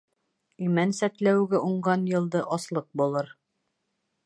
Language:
Bashkir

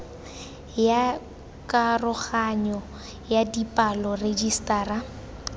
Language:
Tswana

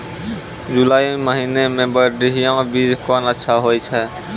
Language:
Maithili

